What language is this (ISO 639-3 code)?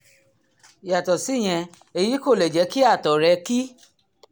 yor